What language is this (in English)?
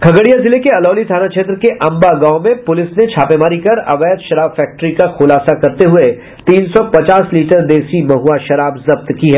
Hindi